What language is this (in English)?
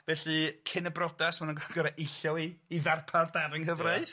Welsh